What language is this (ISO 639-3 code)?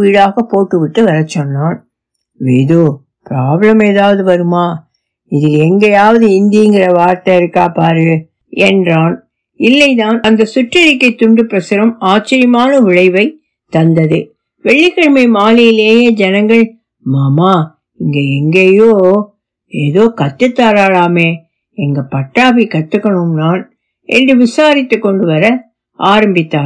tam